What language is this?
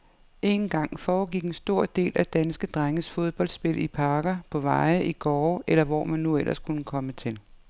Danish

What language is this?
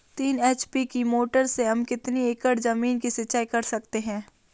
Hindi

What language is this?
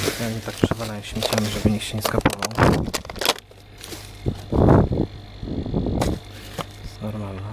Polish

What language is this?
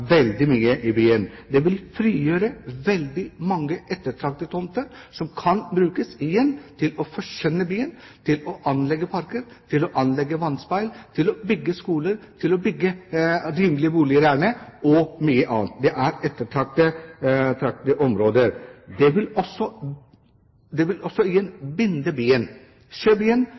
Norwegian Bokmål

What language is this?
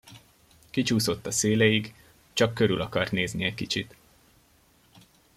Hungarian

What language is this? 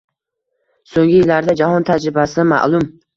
Uzbek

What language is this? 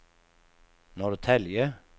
Swedish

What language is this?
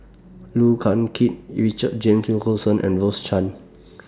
English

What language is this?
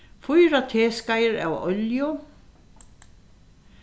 Faroese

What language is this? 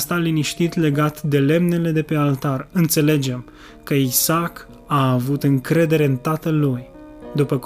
Romanian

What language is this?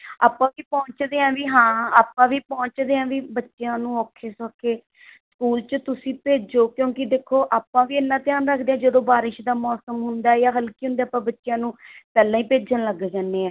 Punjabi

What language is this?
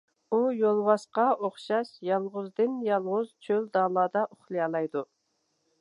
Uyghur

